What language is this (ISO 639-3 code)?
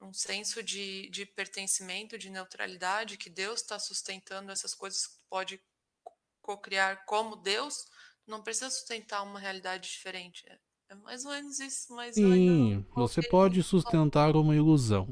por